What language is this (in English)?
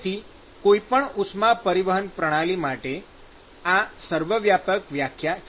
Gujarati